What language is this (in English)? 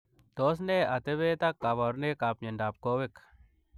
Kalenjin